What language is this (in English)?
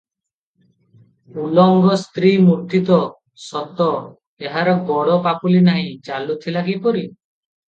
Odia